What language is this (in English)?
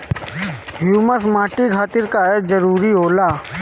Bhojpuri